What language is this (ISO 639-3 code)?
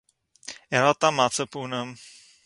yid